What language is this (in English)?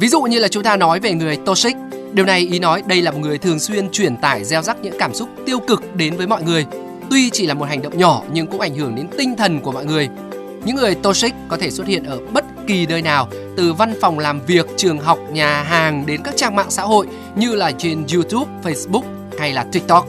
Vietnamese